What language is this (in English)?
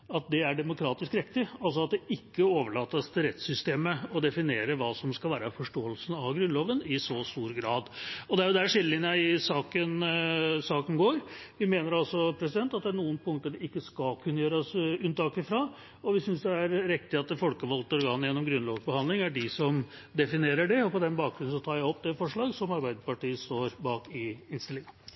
Norwegian Bokmål